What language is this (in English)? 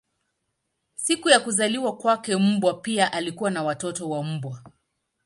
Swahili